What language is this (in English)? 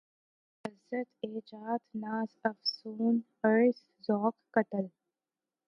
Urdu